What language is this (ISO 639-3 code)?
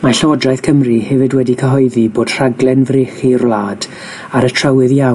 cym